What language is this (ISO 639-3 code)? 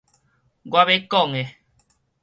nan